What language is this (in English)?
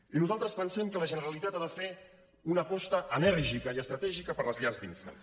Catalan